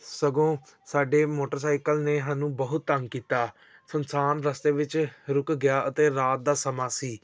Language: Punjabi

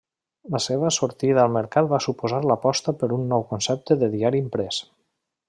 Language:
Catalan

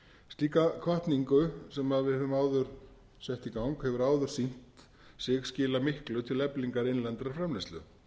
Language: Icelandic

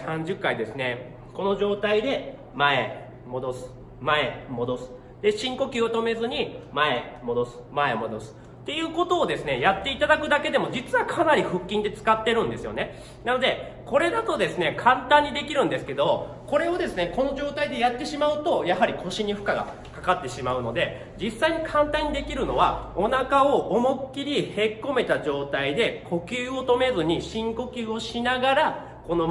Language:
Japanese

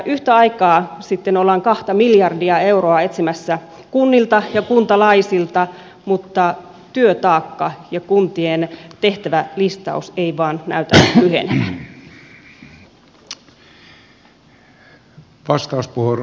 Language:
Finnish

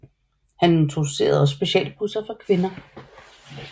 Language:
Danish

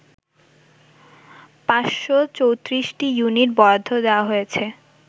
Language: Bangla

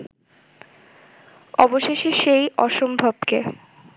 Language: Bangla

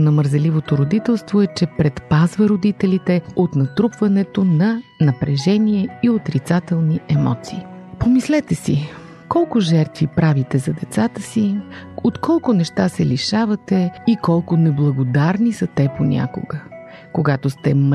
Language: Bulgarian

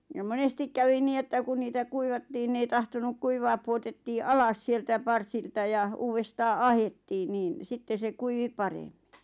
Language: Finnish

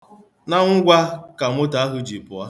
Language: Igbo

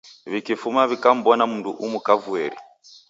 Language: Taita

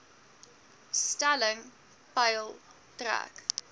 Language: Afrikaans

